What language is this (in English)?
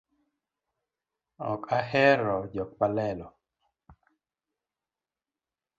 Luo (Kenya and Tanzania)